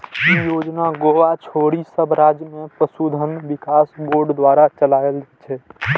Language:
Maithili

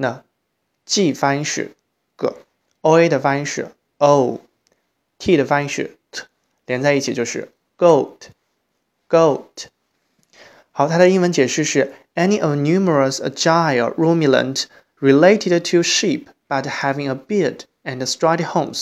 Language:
Chinese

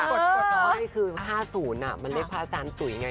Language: Thai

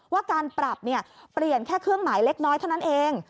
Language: Thai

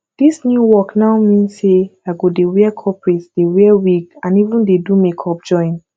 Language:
Nigerian Pidgin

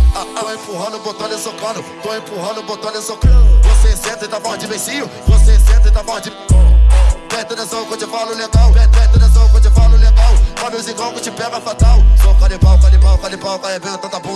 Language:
Portuguese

